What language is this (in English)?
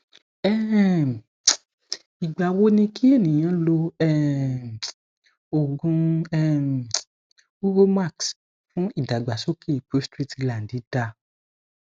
Yoruba